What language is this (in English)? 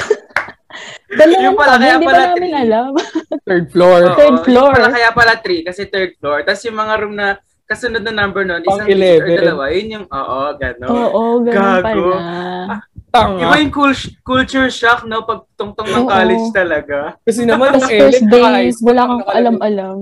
Filipino